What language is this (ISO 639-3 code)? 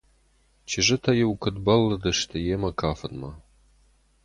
oss